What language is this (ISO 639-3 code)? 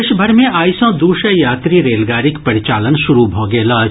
mai